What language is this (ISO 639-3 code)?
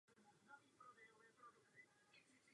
ces